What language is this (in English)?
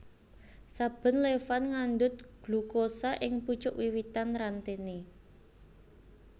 Javanese